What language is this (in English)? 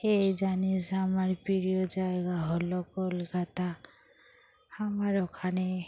Bangla